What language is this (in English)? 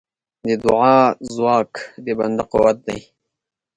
Pashto